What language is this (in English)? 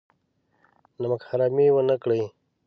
Pashto